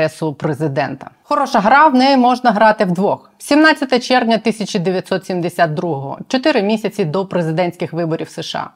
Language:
Ukrainian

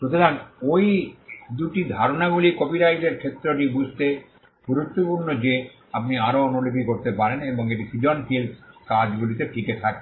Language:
Bangla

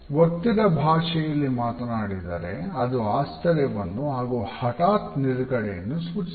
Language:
Kannada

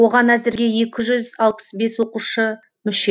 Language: Kazakh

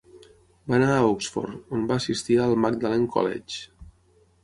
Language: Catalan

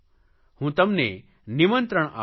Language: Gujarati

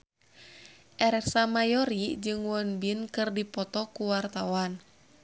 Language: Sundanese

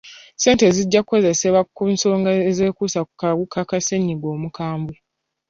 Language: Ganda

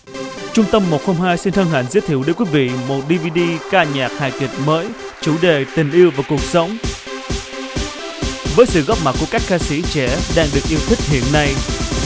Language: Vietnamese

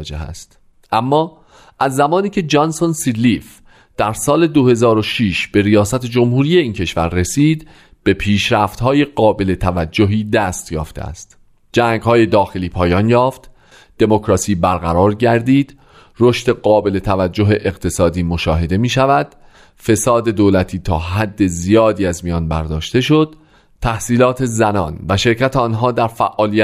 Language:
Persian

